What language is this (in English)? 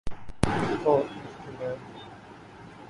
Urdu